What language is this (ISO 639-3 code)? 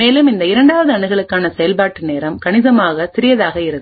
tam